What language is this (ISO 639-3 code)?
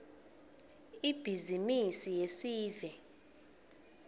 ssw